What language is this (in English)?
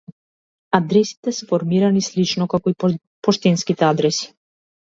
Macedonian